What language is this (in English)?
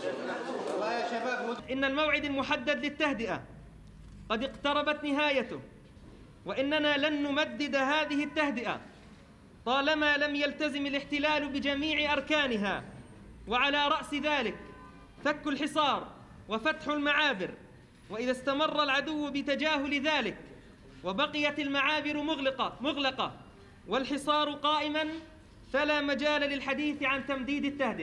Italian